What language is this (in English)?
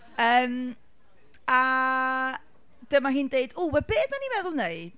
Welsh